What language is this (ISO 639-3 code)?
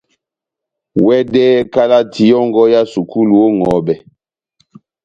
bnm